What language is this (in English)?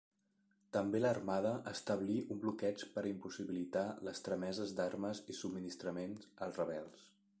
Catalan